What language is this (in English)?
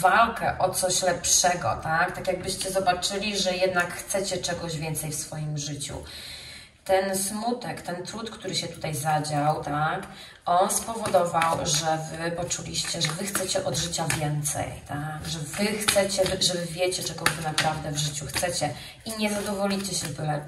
Polish